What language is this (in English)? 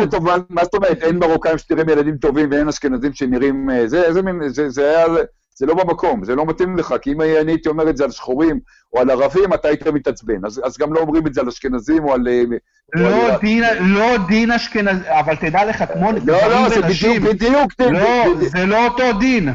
Hebrew